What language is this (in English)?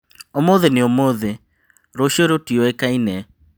Kikuyu